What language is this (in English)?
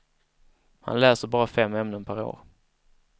Swedish